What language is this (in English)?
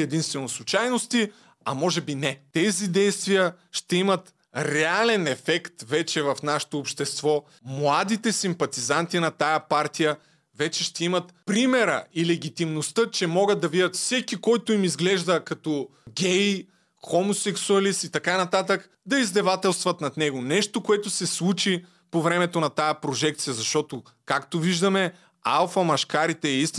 Bulgarian